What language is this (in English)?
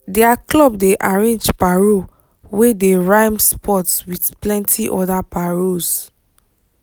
Nigerian Pidgin